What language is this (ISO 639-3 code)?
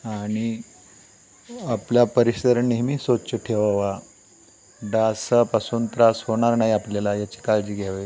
mar